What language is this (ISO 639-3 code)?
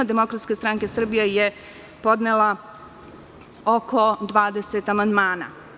srp